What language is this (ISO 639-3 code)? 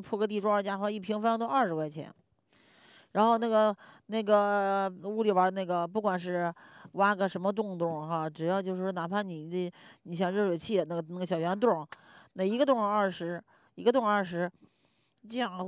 zho